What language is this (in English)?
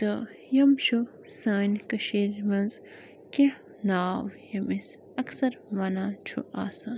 Kashmiri